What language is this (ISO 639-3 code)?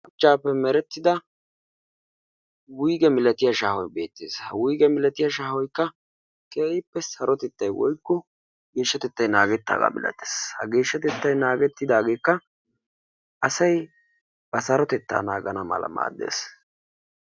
wal